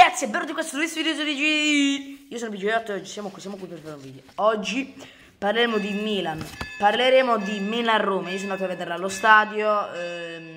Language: Italian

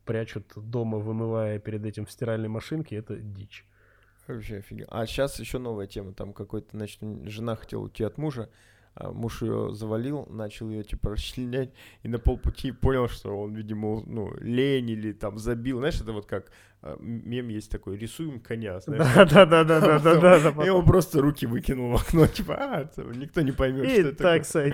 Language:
Russian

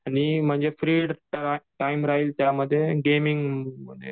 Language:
Marathi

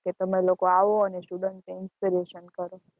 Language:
Gujarati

